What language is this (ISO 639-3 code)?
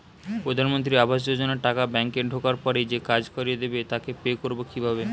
ben